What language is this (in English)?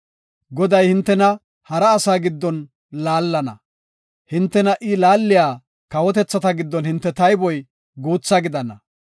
Gofa